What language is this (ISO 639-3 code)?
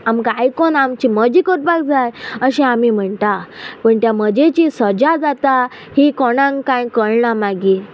kok